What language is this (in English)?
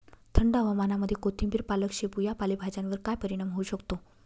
Marathi